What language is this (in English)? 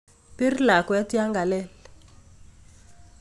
Kalenjin